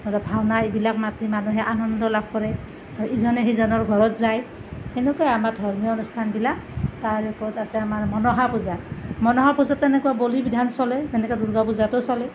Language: Assamese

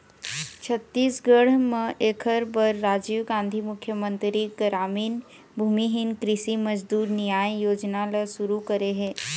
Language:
Chhattisgarhi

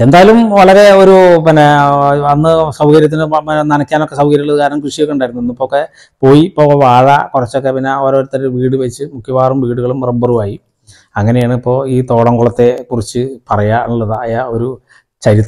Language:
Indonesian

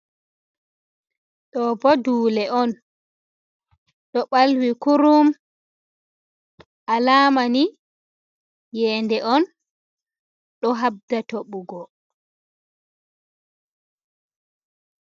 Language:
Fula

